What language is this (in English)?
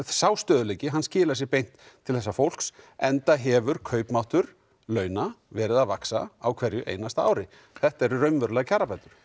Icelandic